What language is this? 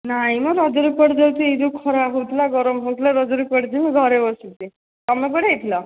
Odia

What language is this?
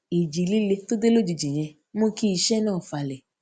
Yoruba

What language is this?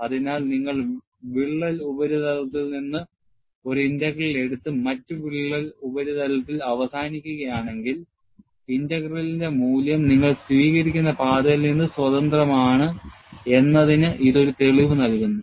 Malayalam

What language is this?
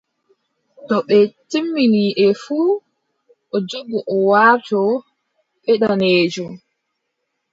Adamawa Fulfulde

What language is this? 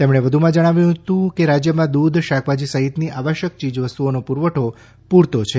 Gujarati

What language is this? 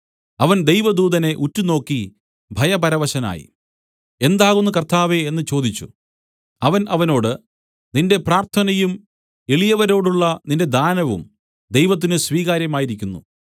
Malayalam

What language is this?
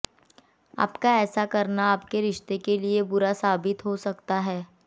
Hindi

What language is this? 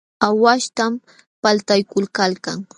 Jauja Wanca Quechua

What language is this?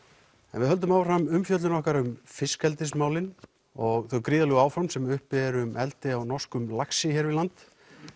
Icelandic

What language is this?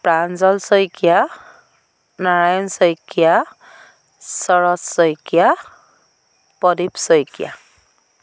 Assamese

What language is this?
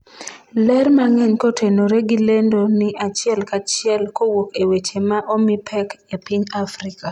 Luo (Kenya and Tanzania)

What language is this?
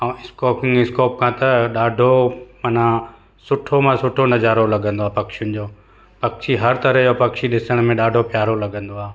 Sindhi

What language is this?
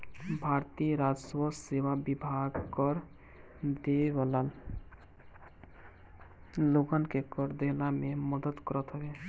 Bhojpuri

